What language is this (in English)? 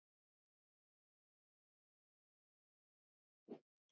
Icelandic